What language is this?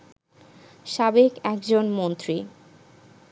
Bangla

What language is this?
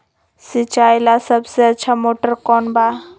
Magahi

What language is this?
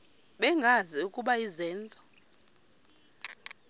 Xhosa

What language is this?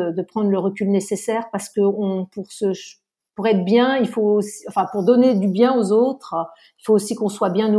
French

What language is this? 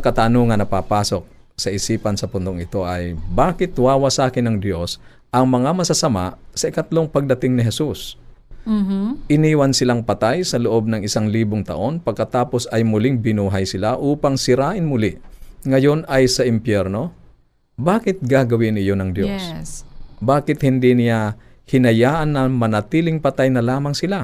Filipino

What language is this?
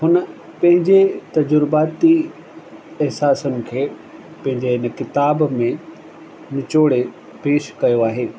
Sindhi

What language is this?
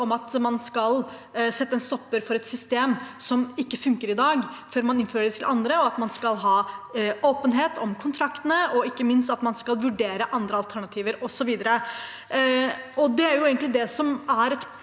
Norwegian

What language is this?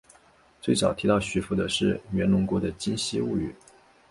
Chinese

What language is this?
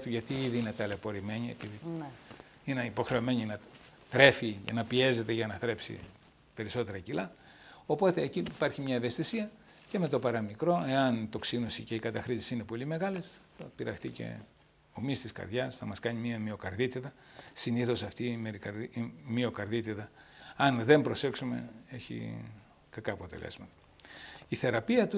Greek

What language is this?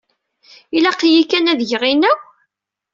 Kabyle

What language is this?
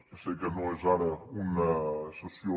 Catalan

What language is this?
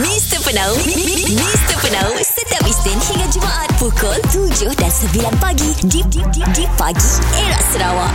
Malay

